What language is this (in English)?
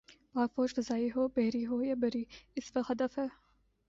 Urdu